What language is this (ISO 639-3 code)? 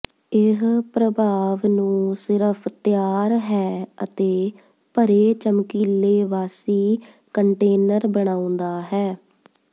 pan